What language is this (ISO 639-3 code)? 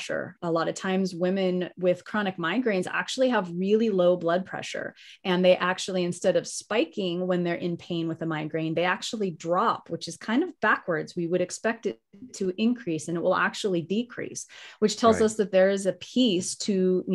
eng